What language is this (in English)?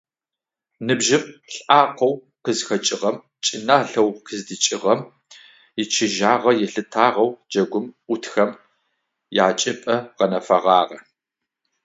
Adyghe